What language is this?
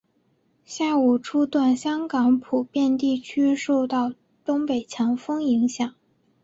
Chinese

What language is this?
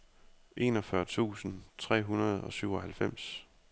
Danish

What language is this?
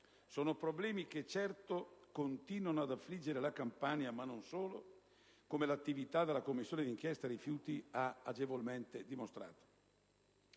Italian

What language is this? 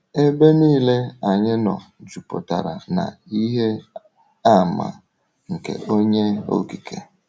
Igbo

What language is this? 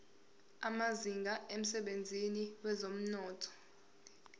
Zulu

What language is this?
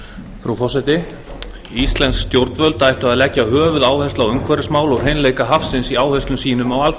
Icelandic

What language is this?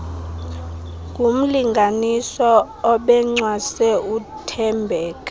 Xhosa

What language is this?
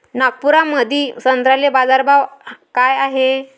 Marathi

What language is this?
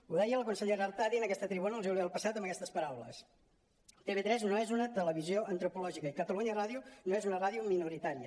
Catalan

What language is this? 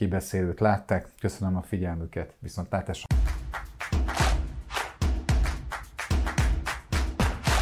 Hungarian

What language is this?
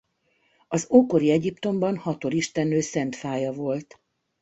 Hungarian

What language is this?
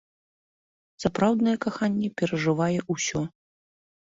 Belarusian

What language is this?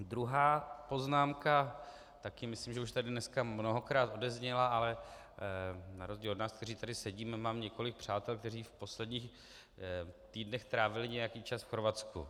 Czech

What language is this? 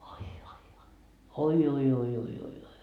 Finnish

